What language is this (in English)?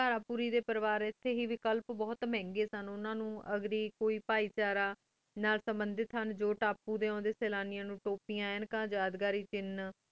Punjabi